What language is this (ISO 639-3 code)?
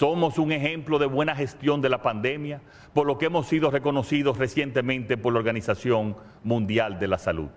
spa